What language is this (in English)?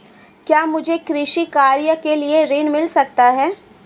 Hindi